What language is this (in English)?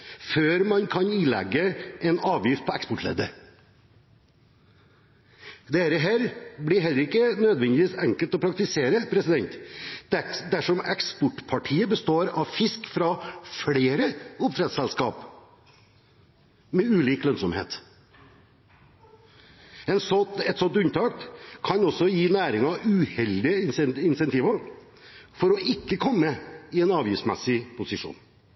Norwegian Bokmål